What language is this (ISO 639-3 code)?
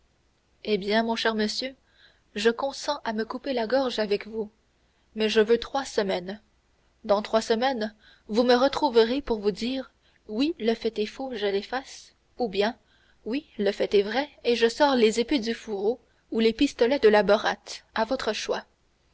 fra